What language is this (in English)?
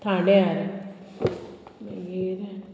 Konkani